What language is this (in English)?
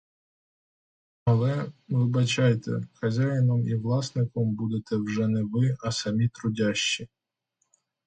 Ukrainian